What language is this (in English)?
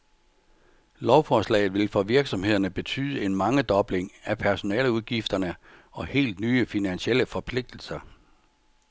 Danish